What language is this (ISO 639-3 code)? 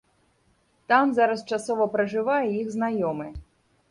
bel